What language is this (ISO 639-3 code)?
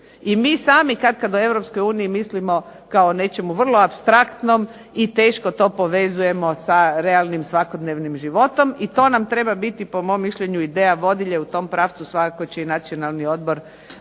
hrv